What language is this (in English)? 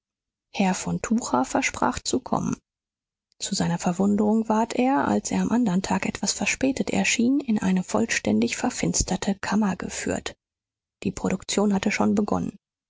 German